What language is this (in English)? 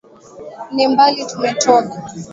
Swahili